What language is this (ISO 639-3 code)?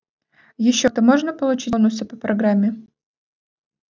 rus